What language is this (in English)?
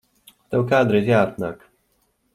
Latvian